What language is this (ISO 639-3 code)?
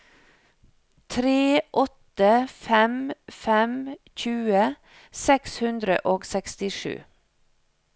nor